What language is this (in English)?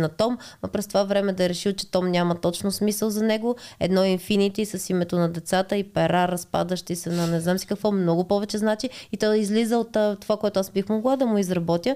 Bulgarian